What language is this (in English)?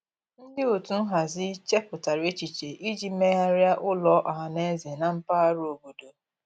Igbo